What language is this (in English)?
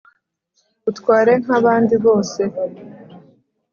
Kinyarwanda